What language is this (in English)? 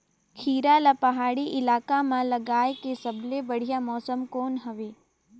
Chhattisgarhi